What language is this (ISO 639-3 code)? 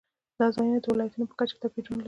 pus